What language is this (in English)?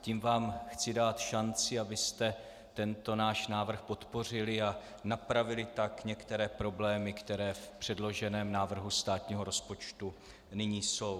Czech